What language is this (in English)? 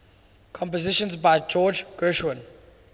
English